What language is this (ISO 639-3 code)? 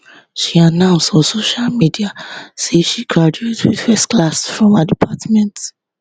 pcm